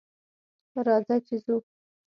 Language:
Pashto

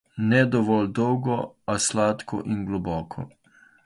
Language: Slovenian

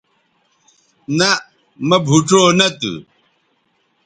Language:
Bateri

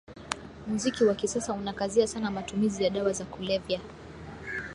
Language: Swahili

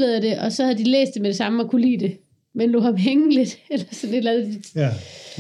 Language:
Danish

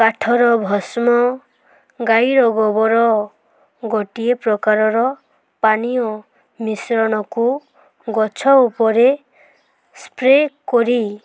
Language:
Odia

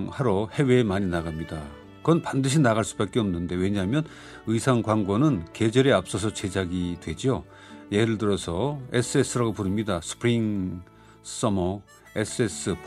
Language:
Korean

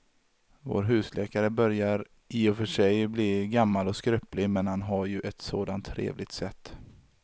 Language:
Swedish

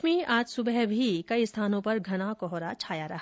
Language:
Hindi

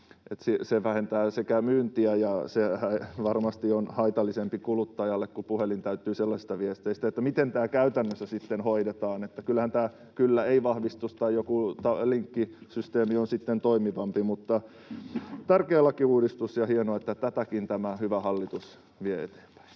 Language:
Finnish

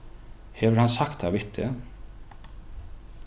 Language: Faroese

